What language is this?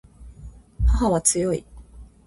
Japanese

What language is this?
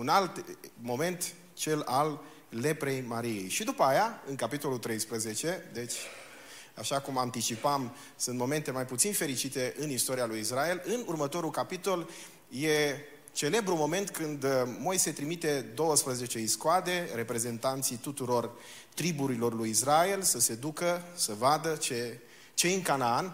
Romanian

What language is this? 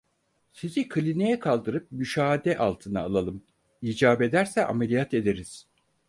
Turkish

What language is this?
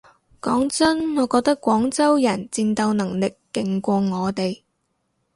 Cantonese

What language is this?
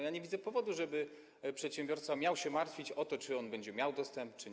Polish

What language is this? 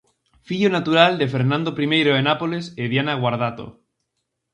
Galician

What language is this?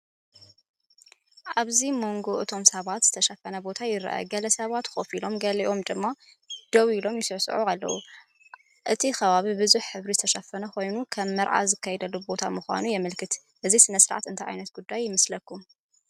Tigrinya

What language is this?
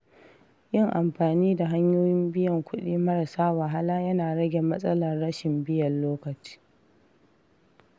Hausa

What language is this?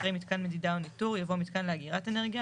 Hebrew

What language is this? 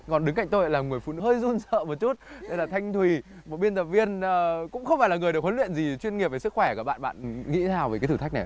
Vietnamese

